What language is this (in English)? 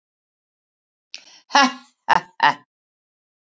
Icelandic